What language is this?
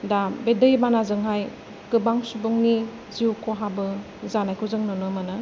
Bodo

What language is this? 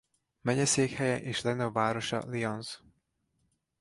Hungarian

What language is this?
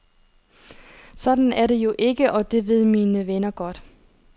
Danish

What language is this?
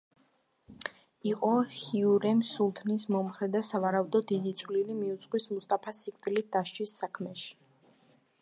Georgian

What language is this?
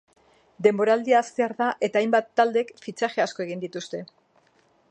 Basque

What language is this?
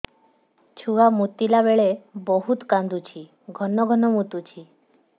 Odia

